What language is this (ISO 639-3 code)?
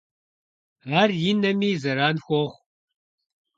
kbd